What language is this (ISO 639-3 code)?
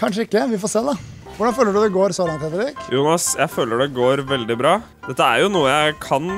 nor